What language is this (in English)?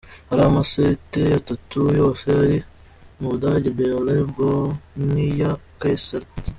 Kinyarwanda